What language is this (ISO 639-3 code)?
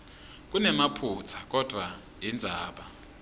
ssw